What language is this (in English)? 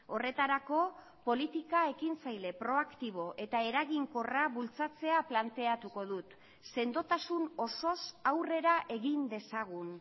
Basque